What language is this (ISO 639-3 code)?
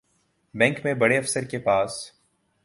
urd